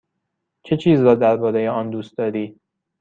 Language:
Persian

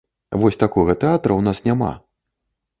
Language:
Belarusian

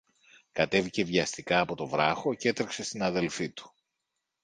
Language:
Greek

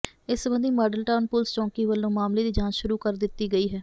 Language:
Punjabi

